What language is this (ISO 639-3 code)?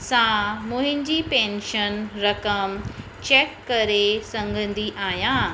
snd